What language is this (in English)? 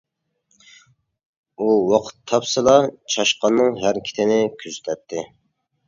Uyghur